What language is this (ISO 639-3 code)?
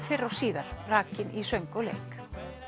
isl